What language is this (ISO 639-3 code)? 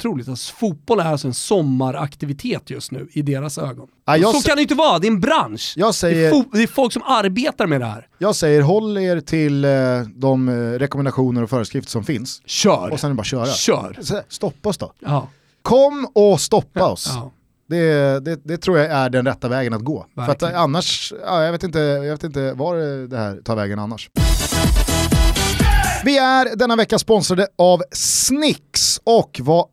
swe